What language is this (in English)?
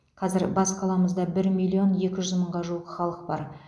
Kazakh